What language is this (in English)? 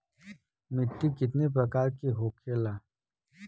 Bhojpuri